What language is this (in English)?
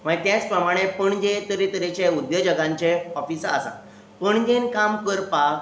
Konkani